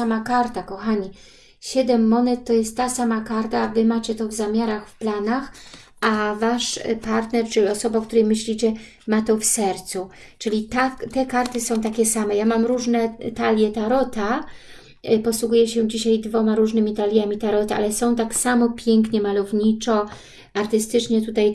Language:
Polish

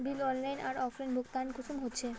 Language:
Magahi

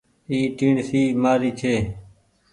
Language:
Goaria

